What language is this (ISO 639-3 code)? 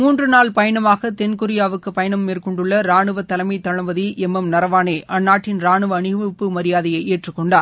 tam